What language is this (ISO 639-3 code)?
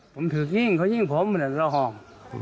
tha